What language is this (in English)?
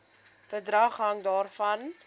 Afrikaans